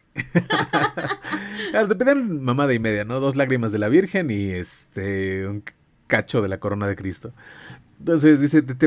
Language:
Spanish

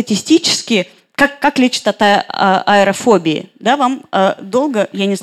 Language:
Russian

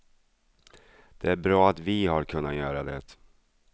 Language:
Swedish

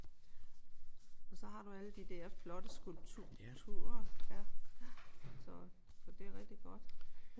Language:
Danish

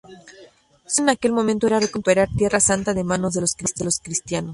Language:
Spanish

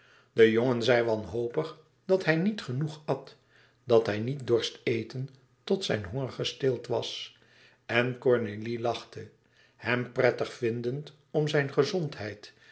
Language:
Dutch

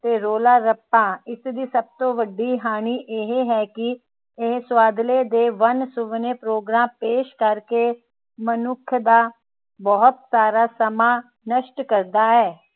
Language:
Punjabi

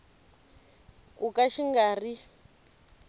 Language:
Tsonga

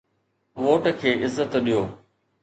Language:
Sindhi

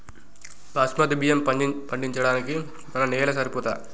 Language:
Telugu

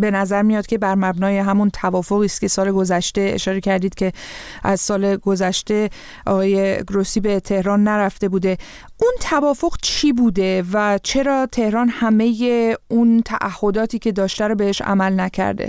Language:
Persian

